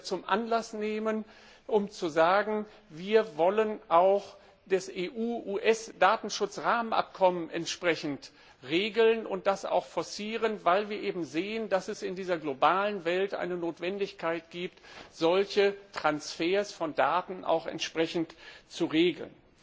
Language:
German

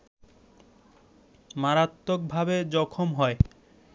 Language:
Bangla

